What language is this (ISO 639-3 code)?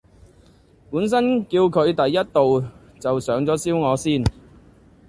yue